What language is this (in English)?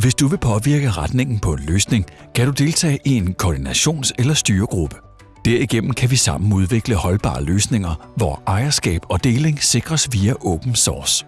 Danish